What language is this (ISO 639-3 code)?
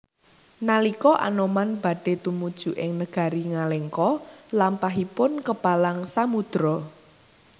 jav